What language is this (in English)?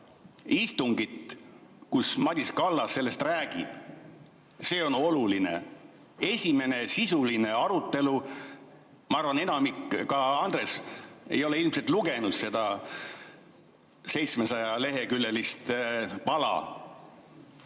Estonian